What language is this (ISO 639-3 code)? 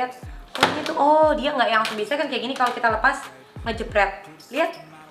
ind